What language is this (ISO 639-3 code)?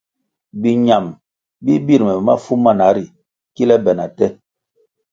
nmg